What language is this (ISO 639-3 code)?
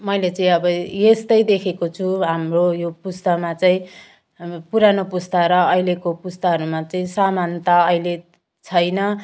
nep